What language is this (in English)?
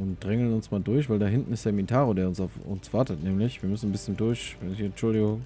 German